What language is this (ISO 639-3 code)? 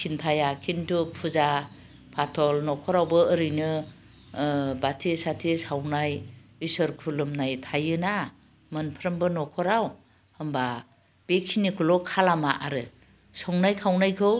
brx